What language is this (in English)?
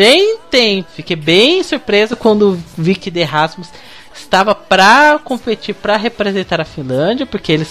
Portuguese